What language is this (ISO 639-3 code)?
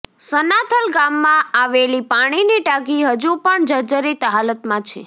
guj